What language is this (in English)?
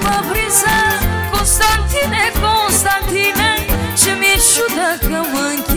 Romanian